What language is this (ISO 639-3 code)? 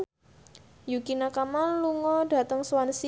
jav